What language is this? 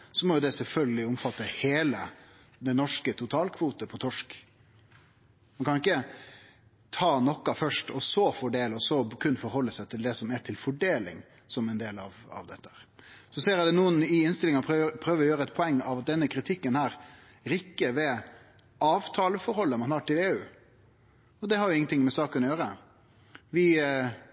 Norwegian Nynorsk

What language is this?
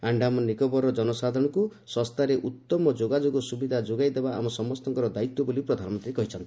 Odia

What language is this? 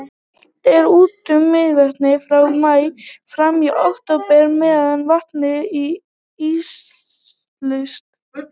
Icelandic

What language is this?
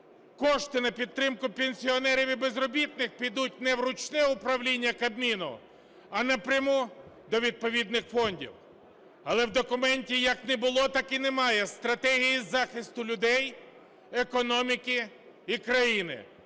Ukrainian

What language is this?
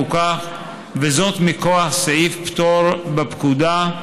Hebrew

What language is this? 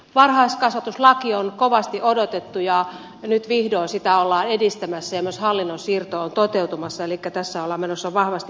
Finnish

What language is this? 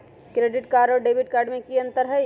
Magahi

